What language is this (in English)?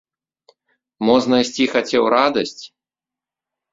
Belarusian